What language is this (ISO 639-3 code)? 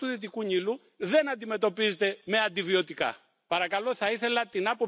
deu